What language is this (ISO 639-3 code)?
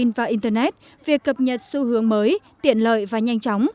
vie